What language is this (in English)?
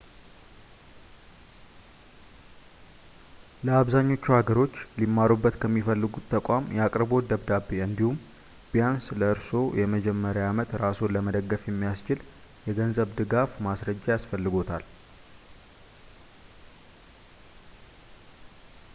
Amharic